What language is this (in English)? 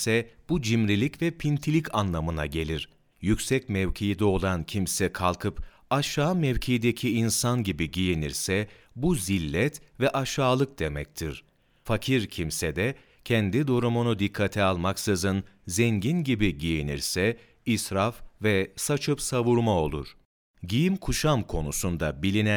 Turkish